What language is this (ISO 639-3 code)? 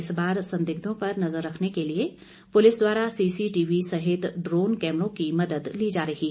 hin